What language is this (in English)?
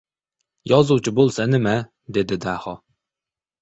Uzbek